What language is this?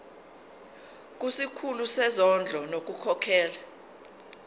Zulu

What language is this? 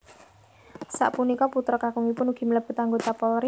Javanese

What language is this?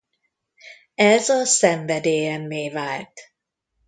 Hungarian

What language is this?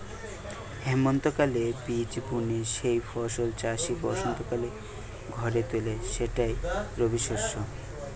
Bangla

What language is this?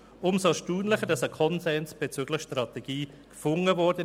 Swiss German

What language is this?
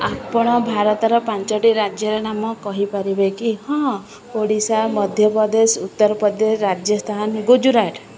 Odia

